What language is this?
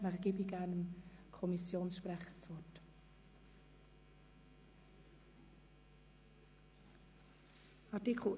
Swiss German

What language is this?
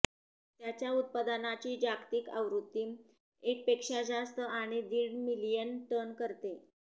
Marathi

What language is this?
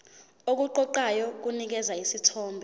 Zulu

